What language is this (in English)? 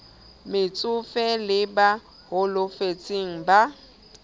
Southern Sotho